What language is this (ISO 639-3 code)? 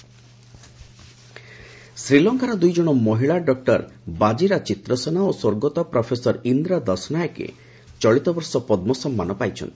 ori